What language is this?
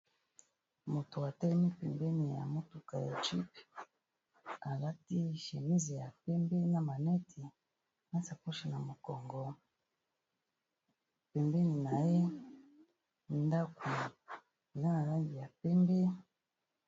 Lingala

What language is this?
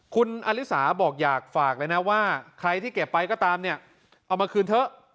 Thai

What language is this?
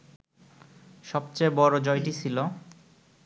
Bangla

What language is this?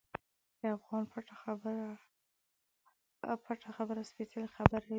Pashto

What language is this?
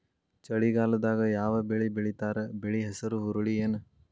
Kannada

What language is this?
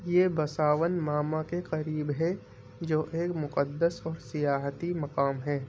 Urdu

